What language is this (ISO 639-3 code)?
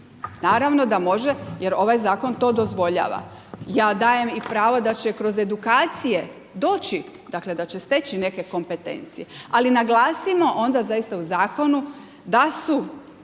hrv